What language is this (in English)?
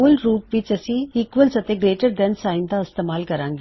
Punjabi